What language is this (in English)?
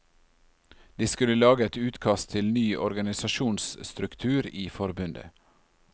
Norwegian